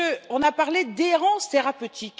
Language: French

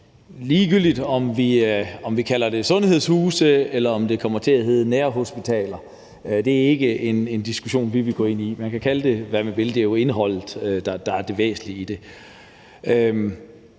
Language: Danish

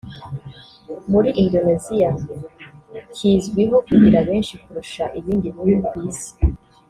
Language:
Kinyarwanda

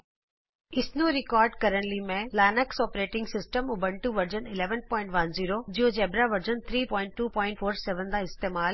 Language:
Punjabi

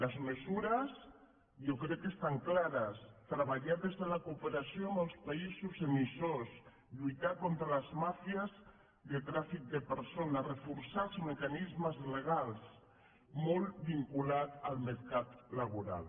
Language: Catalan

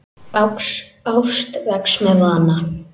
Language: Icelandic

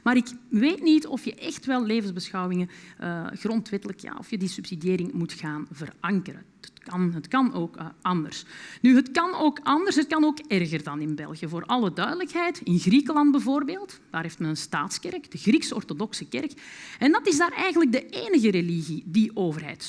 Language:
Dutch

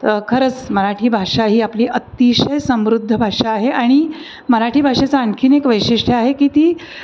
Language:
Marathi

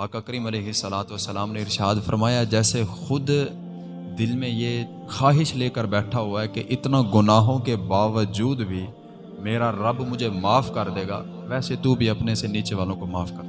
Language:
Urdu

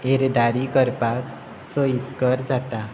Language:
Konkani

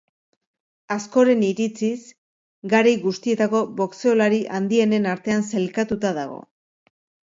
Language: Basque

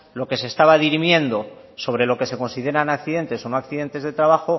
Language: Spanish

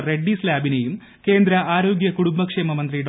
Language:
Malayalam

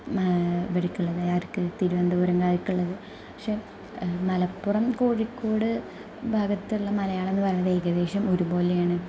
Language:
Malayalam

